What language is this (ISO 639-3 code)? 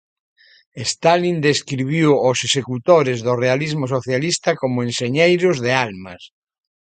glg